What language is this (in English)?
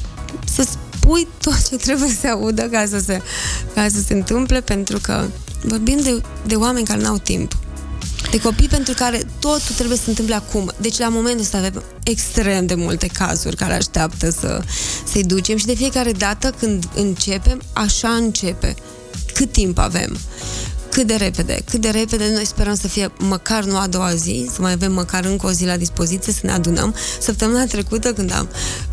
Romanian